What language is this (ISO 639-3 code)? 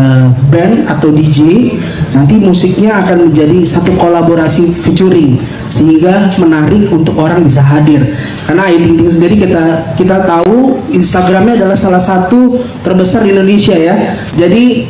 ind